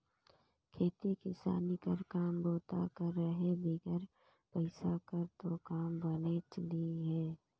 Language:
Chhattisgarhi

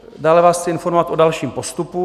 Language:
Czech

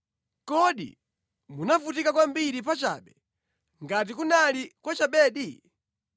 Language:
Nyanja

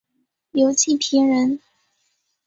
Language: Chinese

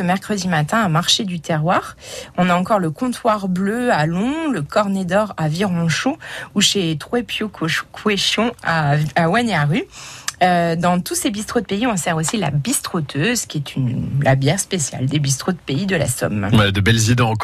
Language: French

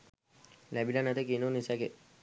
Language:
Sinhala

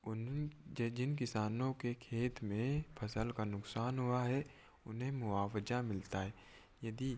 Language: Hindi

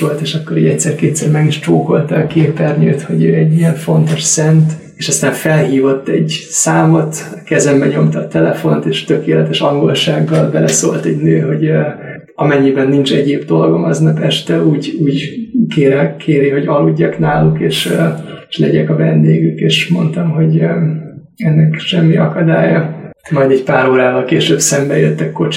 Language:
Hungarian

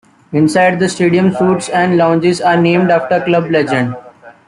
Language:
English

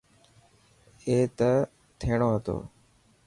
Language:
Dhatki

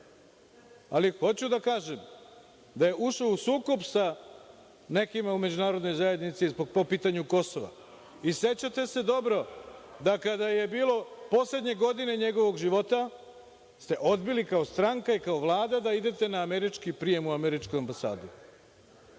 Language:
Serbian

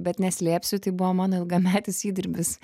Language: Lithuanian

